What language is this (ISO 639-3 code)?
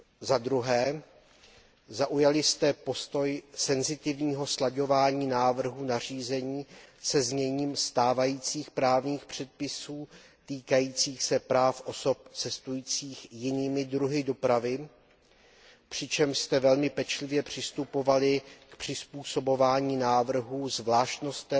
ces